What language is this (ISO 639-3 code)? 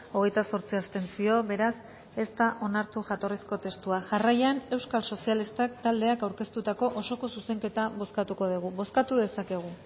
eus